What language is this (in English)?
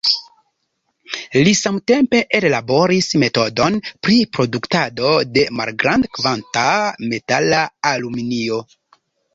Esperanto